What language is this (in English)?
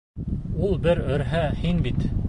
Bashkir